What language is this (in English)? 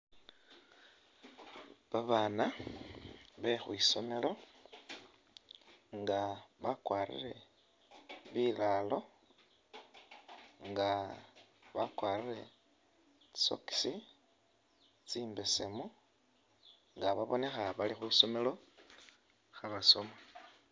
Masaaba